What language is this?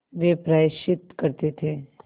Hindi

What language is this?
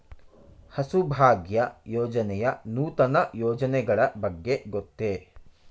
Kannada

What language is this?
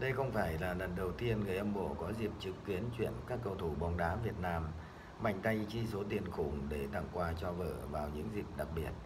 Vietnamese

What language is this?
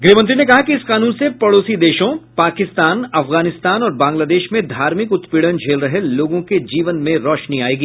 Hindi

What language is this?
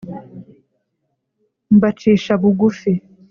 Kinyarwanda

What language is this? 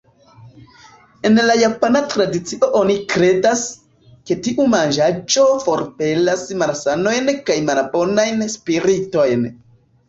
Esperanto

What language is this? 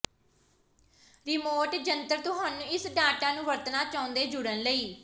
Punjabi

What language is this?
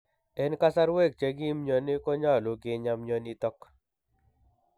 Kalenjin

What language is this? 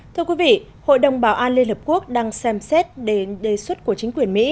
Vietnamese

